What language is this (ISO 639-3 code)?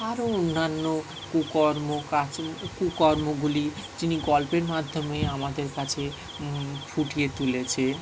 ben